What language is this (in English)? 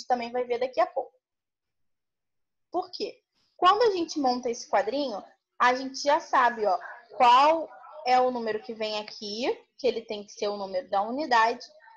Portuguese